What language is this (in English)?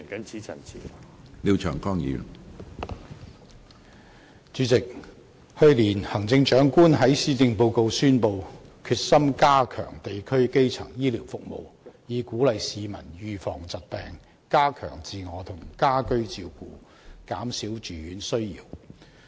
Cantonese